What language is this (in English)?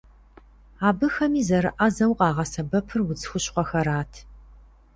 Kabardian